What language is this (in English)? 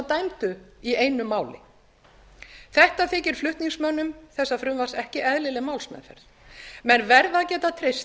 Icelandic